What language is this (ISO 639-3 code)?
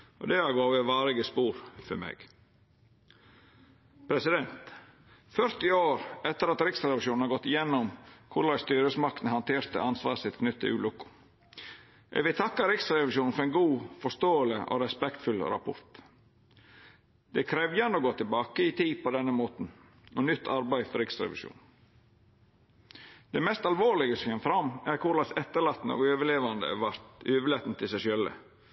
nno